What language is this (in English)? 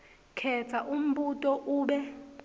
Swati